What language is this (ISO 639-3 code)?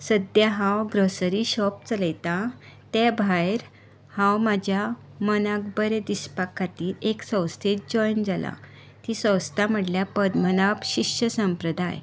kok